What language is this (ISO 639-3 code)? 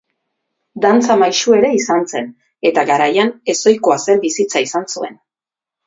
eus